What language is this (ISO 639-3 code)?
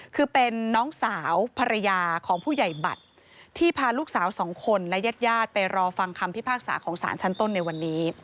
tha